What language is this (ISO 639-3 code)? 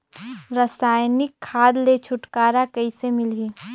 hne